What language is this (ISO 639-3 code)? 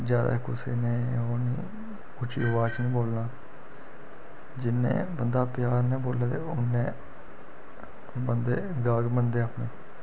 doi